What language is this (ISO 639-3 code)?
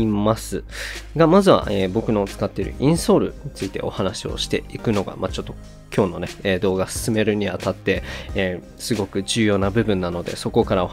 jpn